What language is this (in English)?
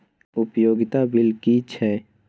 Maithili